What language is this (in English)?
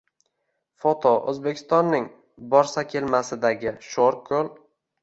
Uzbek